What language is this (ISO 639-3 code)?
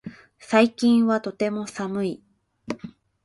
jpn